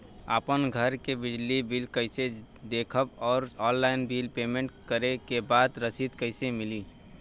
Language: Bhojpuri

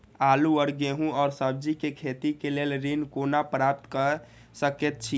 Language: Maithili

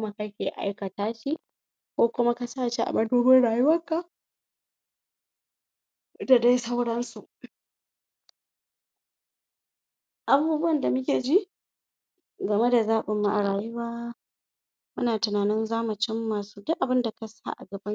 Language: Hausa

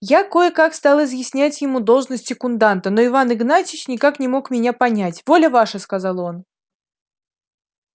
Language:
Russian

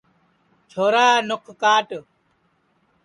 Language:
Sansi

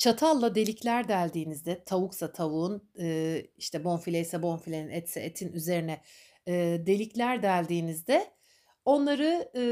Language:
Turkish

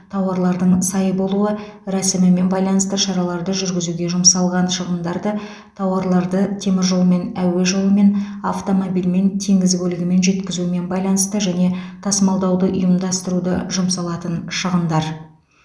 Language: Kazakh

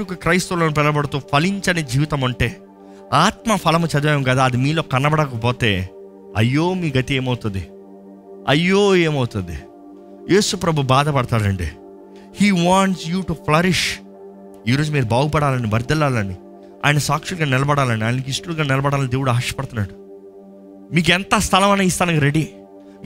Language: Telugu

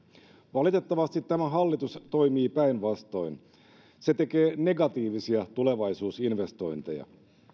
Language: Finnish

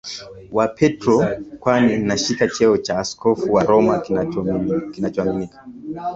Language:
Swahili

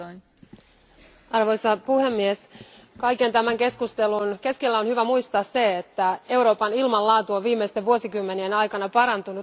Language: Finnish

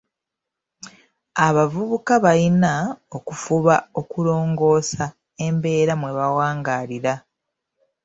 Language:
Ganda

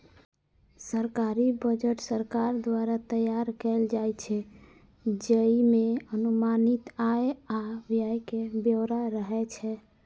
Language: Maithili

